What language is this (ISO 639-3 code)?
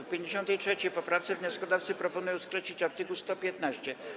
pol